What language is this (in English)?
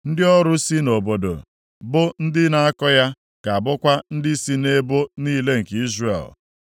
Igbo